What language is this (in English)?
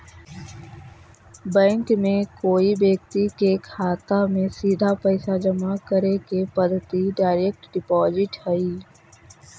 Magahi